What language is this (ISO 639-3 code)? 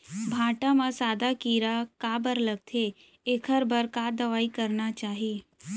hne